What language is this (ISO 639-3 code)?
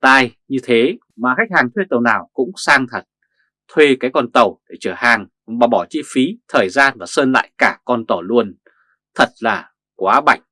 vie